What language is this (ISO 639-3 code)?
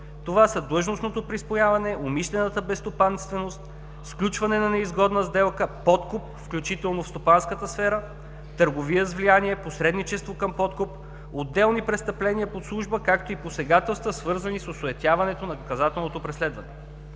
bul